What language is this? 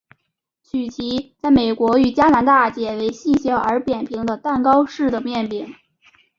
Chinese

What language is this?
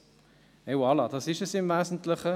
Swiss German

